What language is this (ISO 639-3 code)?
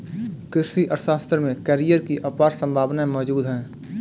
hin